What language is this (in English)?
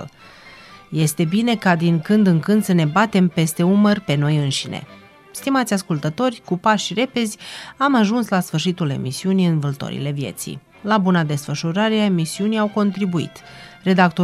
Romanian